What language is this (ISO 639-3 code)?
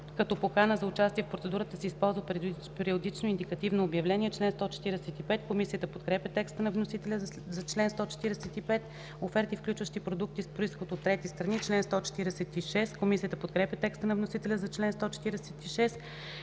bul